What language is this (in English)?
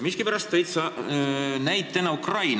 Estonian